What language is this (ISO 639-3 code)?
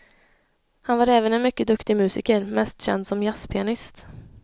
swe